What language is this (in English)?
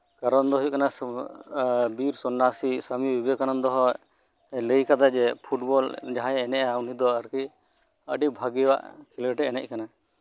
Santali